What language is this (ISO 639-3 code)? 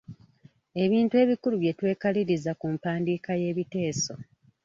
lug